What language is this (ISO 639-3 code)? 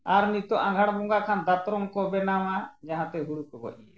sat